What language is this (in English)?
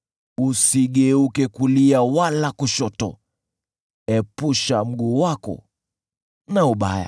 Swahili